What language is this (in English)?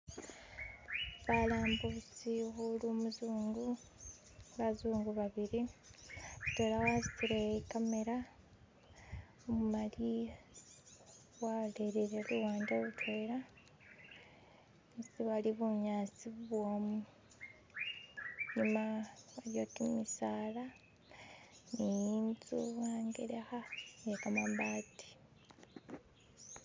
Masaaba